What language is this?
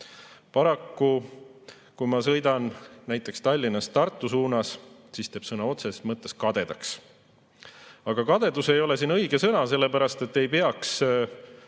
Estonian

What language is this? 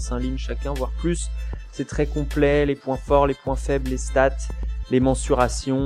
French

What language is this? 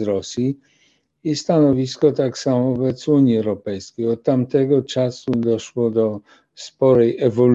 Polish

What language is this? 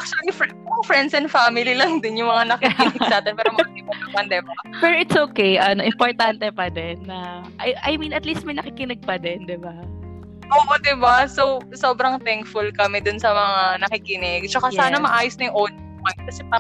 Filipino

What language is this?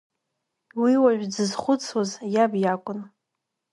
Abkhazian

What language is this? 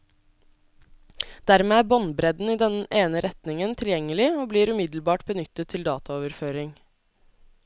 Norwegian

